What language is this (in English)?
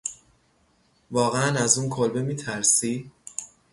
Persian